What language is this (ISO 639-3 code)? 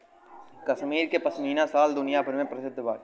bho